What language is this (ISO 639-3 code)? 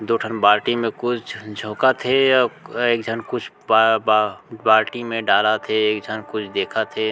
hne